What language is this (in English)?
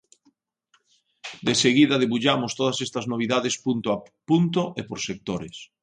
Galician